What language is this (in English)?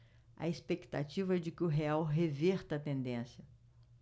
Portuguese